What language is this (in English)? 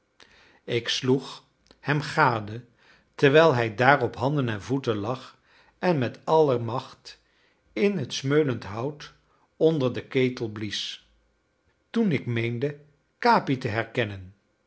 Dutch